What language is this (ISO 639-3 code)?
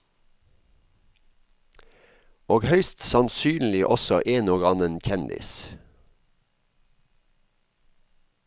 nor